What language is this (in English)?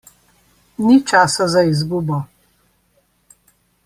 Slovenian